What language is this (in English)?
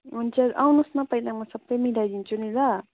Nepali